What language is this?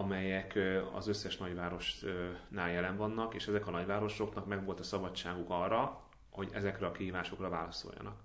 Hungarian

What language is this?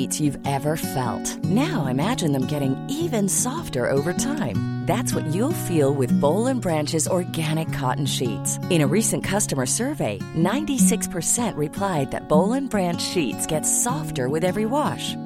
Filipino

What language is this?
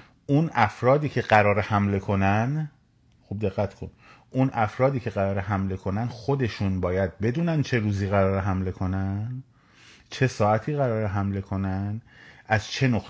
Persian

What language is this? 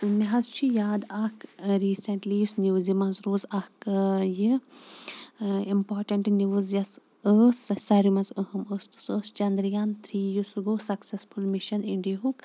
Kashmiri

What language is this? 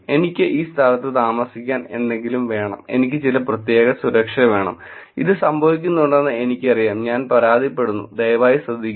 Malayalam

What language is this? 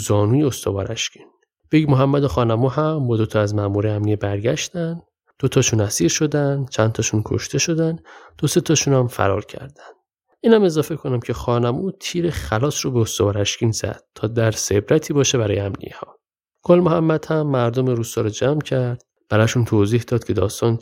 Persian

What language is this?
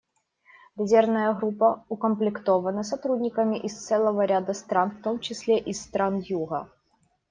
Russian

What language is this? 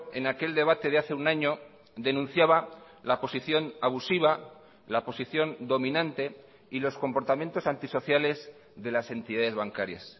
Spanish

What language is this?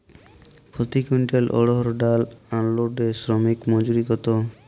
Bangla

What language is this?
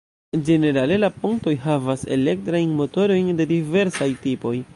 Esperanto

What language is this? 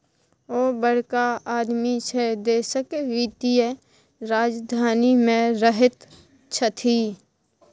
Maithili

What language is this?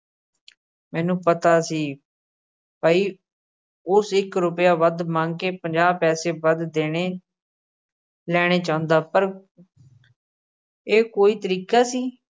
Punjabi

